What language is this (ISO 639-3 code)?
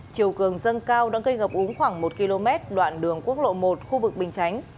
vie